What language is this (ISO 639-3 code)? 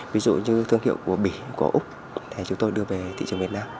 vie